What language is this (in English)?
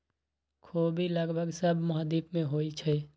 Magahi